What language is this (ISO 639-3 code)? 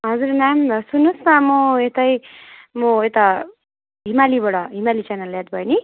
nep